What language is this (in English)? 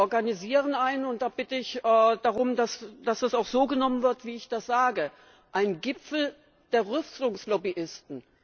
German